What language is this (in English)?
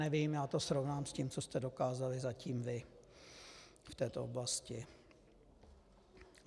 Czech